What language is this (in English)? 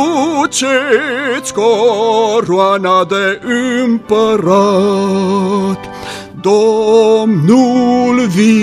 Romanian